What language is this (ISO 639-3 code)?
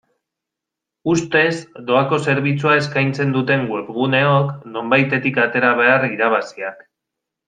eus